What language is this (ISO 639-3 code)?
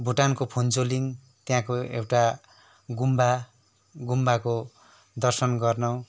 nep